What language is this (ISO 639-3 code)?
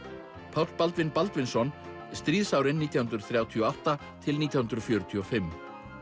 isl